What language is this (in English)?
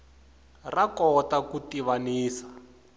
Tsonga